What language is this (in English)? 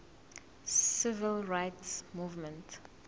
Zulu